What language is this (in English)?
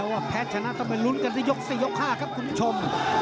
Thai